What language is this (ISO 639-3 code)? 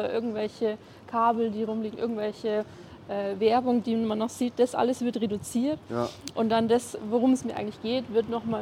deu